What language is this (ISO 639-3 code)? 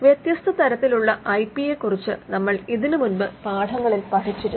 mal